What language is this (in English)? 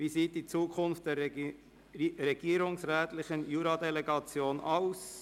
Swiss German